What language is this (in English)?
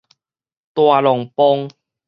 Min Nan Chinese